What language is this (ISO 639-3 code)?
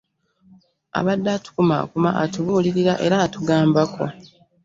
lug